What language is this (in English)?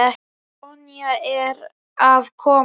Icelandic